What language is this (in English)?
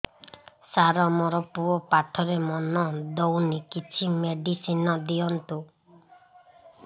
Odia